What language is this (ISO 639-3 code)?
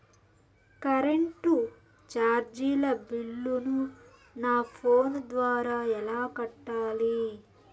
tel